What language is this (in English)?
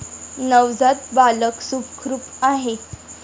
Marathi